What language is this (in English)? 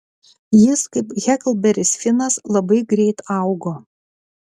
Lithuanian